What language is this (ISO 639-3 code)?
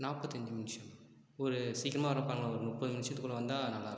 tam